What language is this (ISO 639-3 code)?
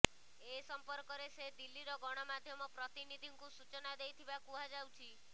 ori